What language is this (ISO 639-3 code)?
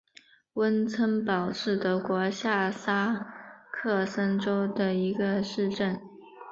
zho